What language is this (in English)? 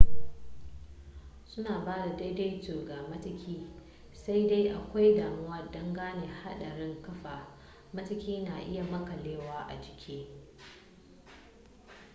Hausa